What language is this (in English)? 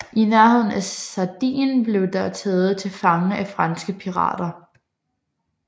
Danish